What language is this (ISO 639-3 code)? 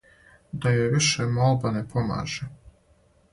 srp